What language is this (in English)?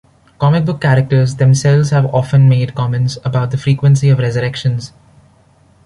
English